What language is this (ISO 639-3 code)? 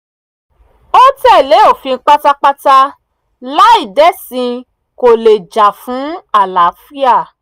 yor